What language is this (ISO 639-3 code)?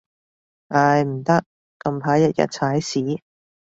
yue